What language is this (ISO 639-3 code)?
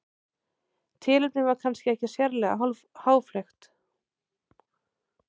isl